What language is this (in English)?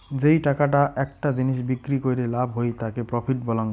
Bangla